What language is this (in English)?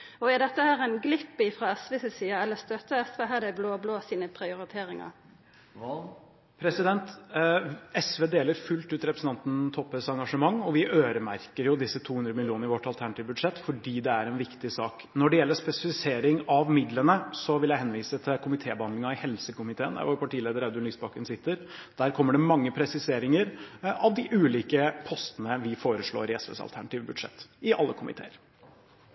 Norwegian